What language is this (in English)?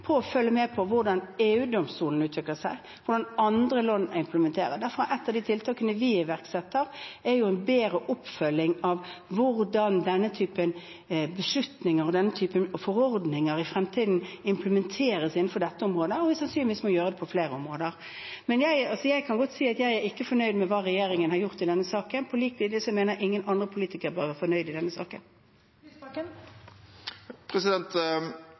Norwegian